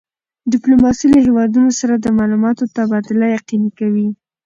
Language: Pashto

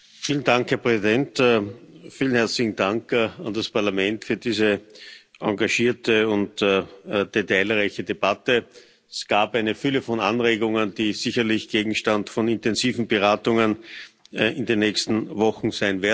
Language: German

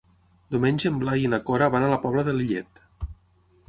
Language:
Catalan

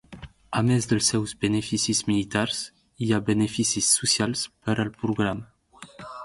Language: Catalan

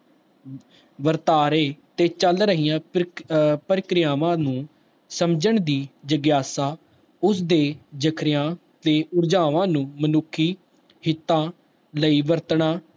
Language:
Punjabi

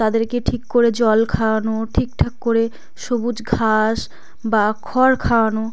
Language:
Bangla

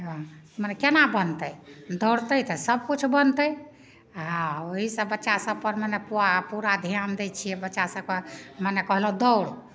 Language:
Maithili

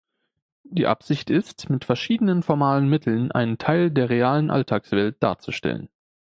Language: German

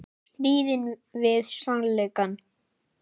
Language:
Icelandic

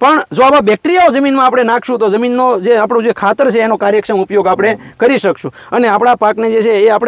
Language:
Gujarati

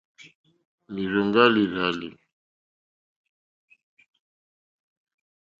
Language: Mokpwe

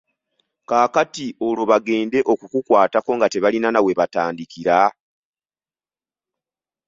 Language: Ganda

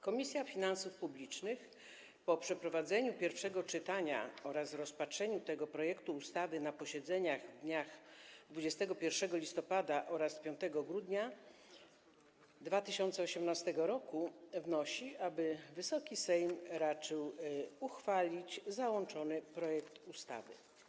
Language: Polish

